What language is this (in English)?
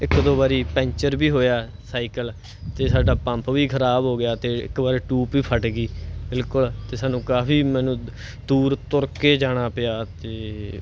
Punjabi